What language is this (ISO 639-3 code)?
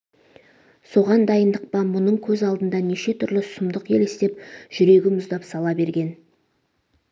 kaz